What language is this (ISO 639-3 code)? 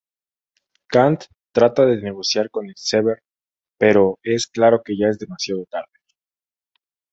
spa